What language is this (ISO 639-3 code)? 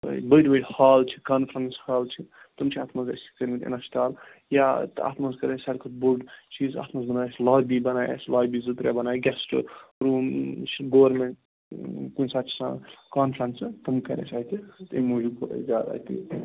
kas